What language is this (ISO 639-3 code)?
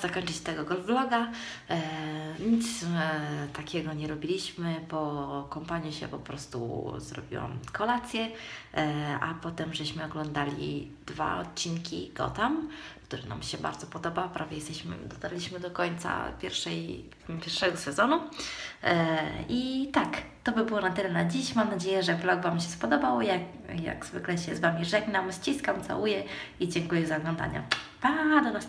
pol